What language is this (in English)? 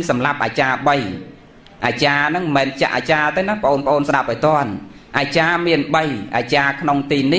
Thai